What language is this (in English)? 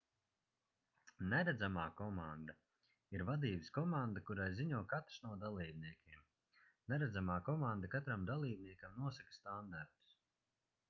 Latvian